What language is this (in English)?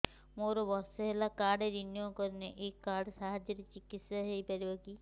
Odia